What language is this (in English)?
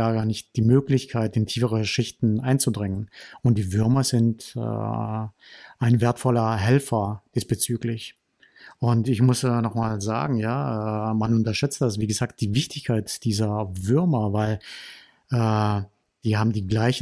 German